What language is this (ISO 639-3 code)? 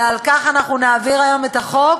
heb